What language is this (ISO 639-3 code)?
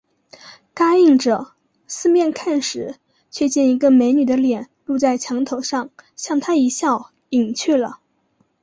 zho